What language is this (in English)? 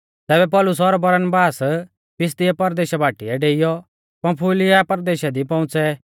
Mahasu Pahari